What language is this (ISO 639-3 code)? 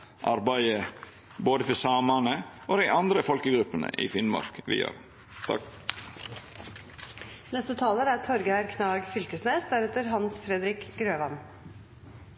nno